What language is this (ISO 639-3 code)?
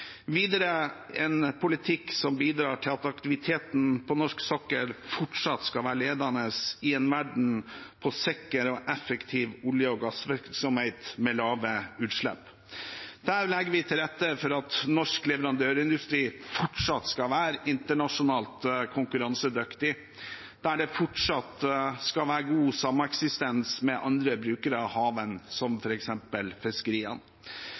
nob